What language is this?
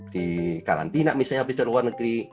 Indonesian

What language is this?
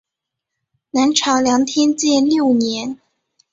Chinese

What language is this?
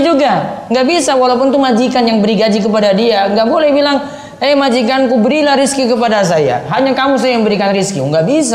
Indonesian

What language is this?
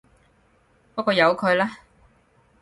Cantonese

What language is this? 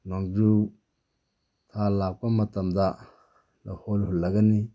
Manipuri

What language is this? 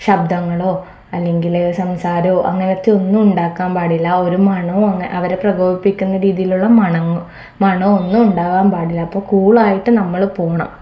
Malayalam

